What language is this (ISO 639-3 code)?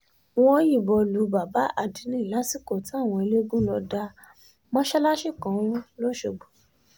yor